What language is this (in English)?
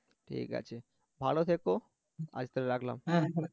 Bangla